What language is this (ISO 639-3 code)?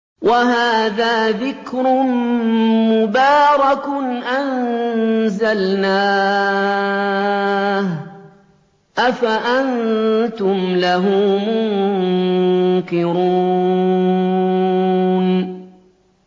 ara